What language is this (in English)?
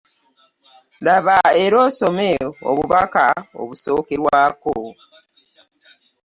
Ganda